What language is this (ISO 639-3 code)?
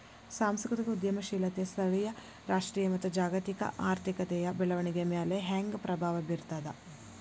kan